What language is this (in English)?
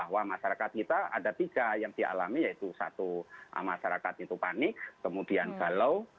Indonesian